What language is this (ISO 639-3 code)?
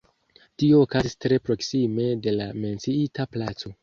epo